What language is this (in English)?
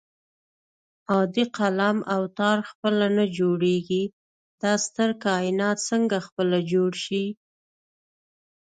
Pashto